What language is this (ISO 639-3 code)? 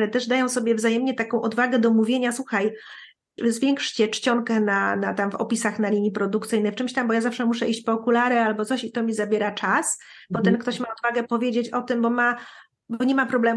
pol